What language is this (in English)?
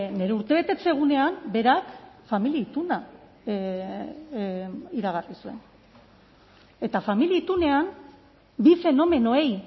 Basque